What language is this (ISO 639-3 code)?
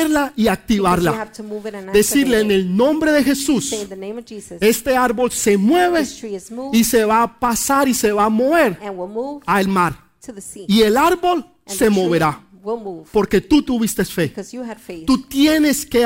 spa